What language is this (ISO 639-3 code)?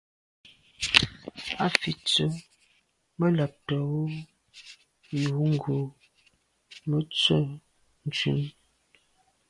byv